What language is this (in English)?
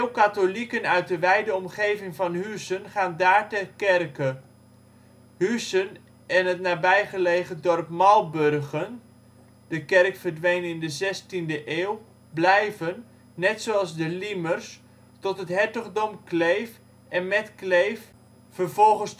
Dutch